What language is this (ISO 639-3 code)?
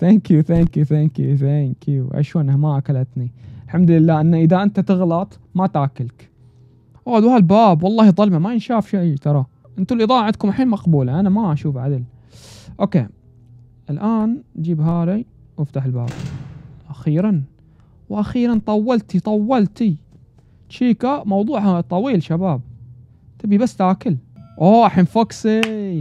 ara